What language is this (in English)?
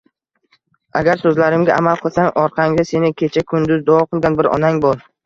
Uzbek